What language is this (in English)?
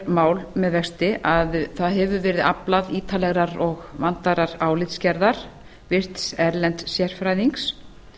Icelandic